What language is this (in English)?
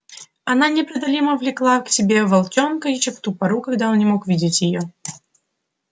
Russian